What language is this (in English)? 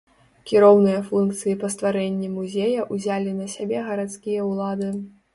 Belarusian